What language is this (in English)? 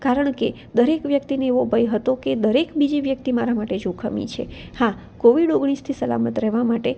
Gujarati